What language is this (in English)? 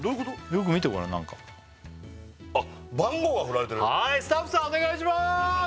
Japanese